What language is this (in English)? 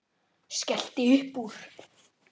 Icelandic